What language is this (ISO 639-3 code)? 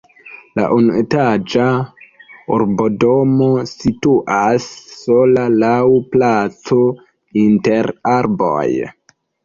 epo